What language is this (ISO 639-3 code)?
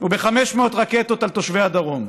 heb